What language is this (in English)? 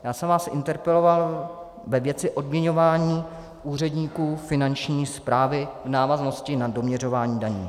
Czech